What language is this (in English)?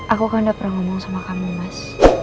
Indonesian